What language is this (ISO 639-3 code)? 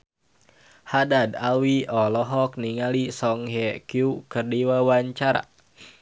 sun